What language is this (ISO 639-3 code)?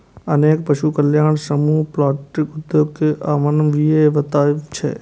mai